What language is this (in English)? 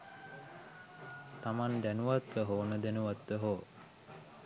Sinhala